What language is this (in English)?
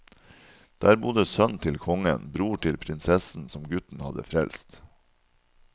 Norwegian